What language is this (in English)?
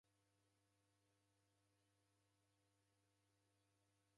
Taita